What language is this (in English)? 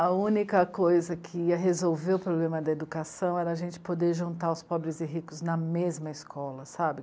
Portuguese